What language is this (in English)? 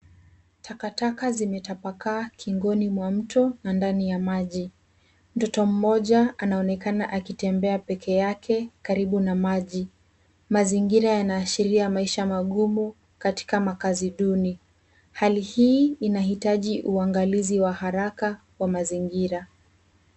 Swahili